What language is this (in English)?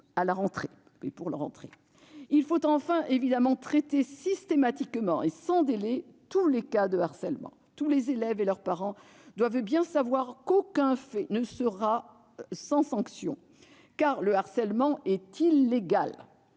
French